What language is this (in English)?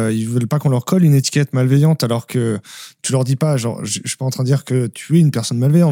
French